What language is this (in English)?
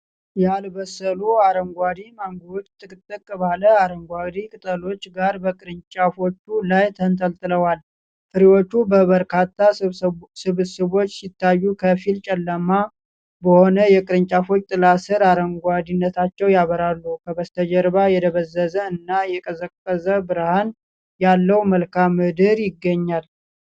Amharic